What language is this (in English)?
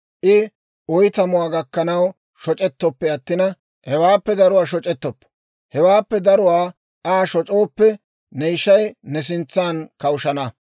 Dawro